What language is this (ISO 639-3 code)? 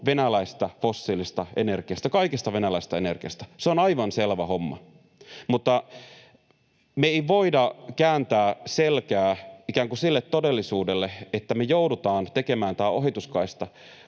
fin